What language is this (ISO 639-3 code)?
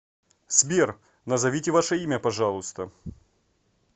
rus